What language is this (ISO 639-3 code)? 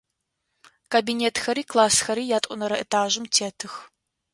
ady